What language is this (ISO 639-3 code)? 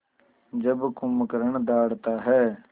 hin